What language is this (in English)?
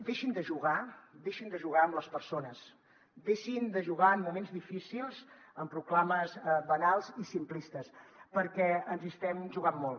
Catalan